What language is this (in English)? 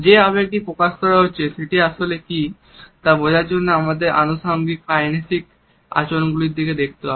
Bangla